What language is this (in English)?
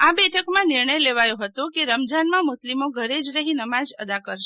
Gujarati